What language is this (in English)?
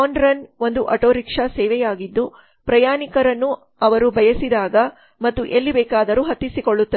Kannada